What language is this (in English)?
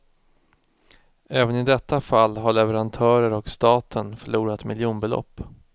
Swedish